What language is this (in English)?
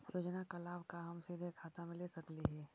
Magahi